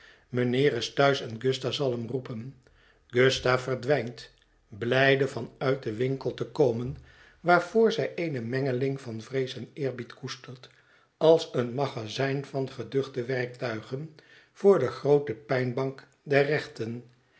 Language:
Dutch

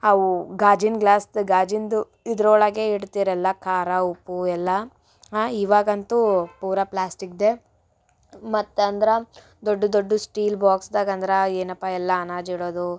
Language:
Kannada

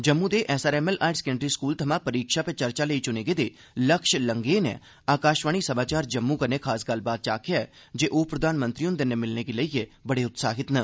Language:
Dogri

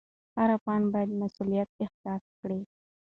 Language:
Pashto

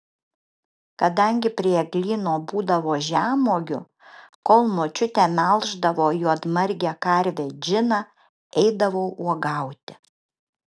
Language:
Lithuanian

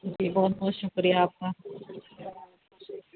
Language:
Urdu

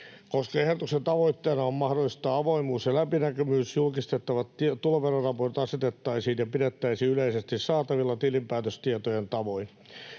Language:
Finnish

